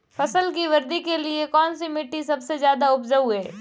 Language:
Hindi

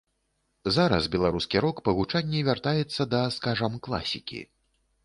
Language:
Belarusian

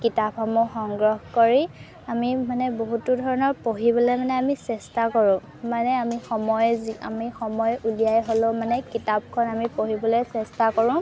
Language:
Assamese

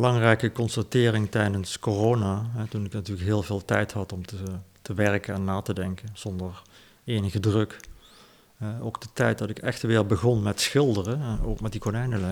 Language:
Dutch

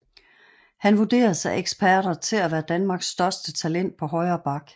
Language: Danish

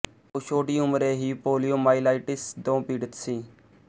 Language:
Punjabi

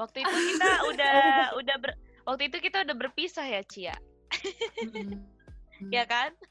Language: Indonesian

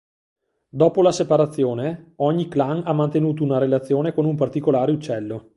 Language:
Italian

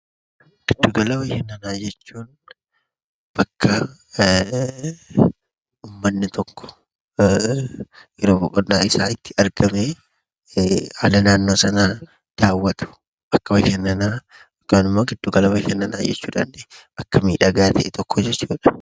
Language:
Oromo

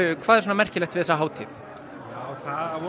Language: Icelandic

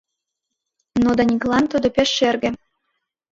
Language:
Mari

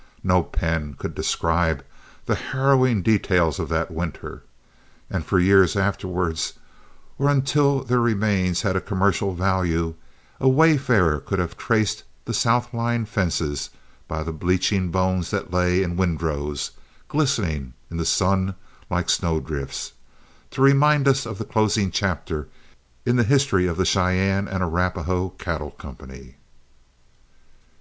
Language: English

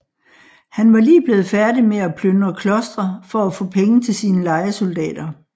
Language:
Danish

